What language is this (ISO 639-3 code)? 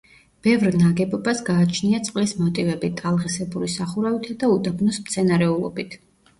kat